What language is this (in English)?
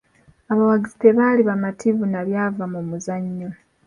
Ganda